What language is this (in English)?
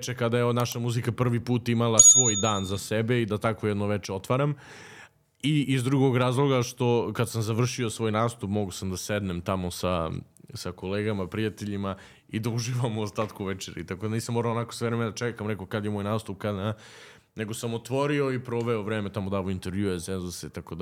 Croatian